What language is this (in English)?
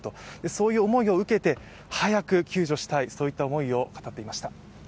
Japanese